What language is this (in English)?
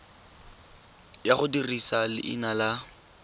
Tswana